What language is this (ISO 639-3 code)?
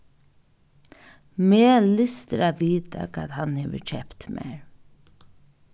fao